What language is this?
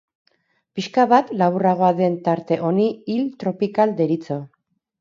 Basque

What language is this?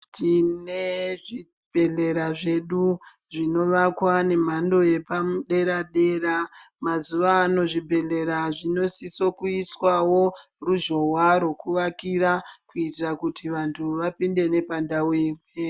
Ndau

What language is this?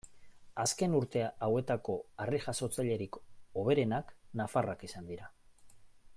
Basque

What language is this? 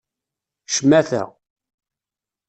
Kabyle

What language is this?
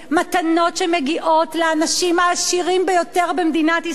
Hebrew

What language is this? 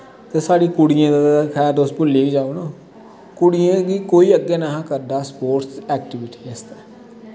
Dogri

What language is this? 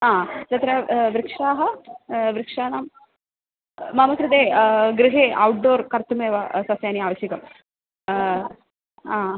Sanskrit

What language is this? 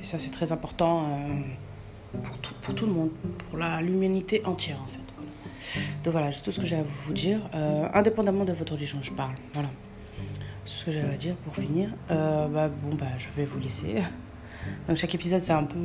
French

